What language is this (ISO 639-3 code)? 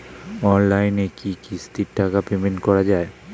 ben